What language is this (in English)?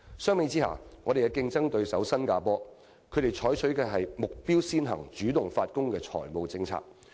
Cantonese